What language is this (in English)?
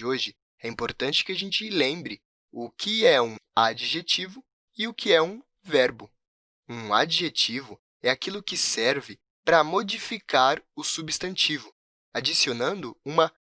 Portuguese